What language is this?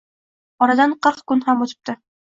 Uzbek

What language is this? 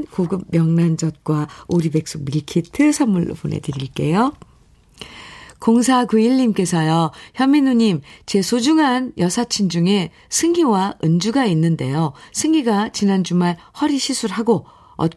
Korean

